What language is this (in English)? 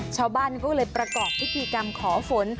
Thai